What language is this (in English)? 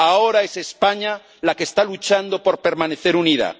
Spanish